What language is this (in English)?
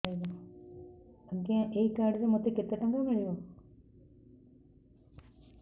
Odia